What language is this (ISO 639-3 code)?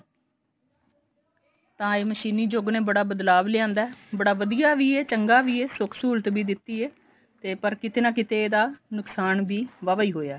pan